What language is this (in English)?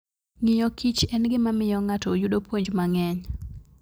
Luo (Kenya and Tanzania)